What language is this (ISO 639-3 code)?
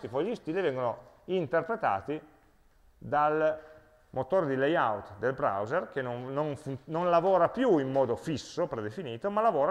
ita